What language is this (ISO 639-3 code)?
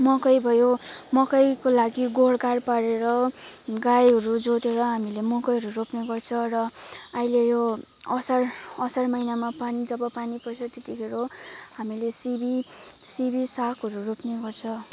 nep